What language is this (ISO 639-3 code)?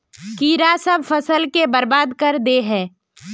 mag